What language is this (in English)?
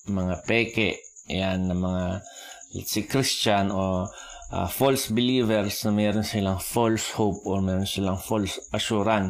Filipino